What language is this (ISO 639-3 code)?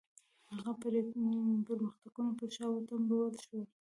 pus